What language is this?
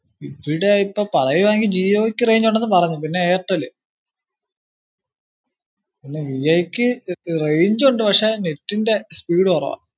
Malayalam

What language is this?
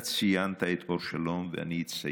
Hebrew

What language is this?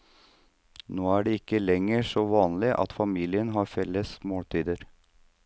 Norwegian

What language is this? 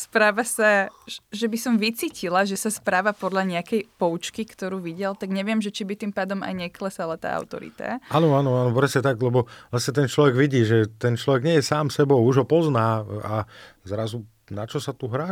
Slovak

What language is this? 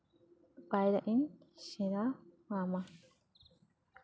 Santali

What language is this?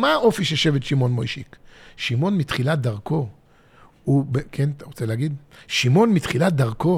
Hebrew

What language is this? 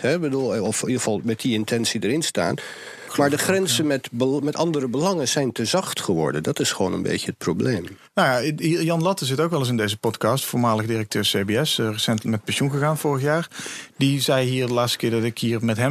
Dutch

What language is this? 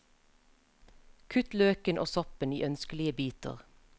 Norwegian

